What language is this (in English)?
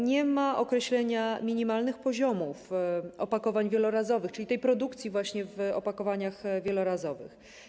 Polish